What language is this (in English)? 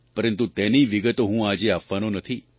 Gujarati